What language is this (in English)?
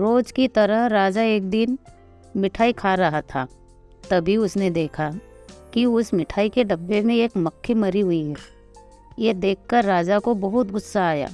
Hindi